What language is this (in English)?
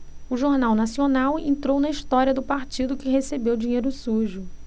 Portuguese